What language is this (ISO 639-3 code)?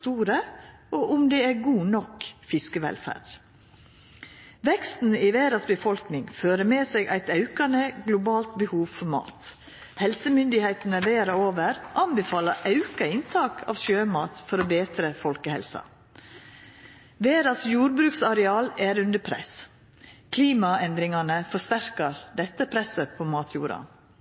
nno